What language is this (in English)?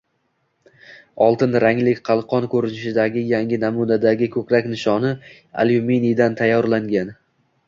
Uzbek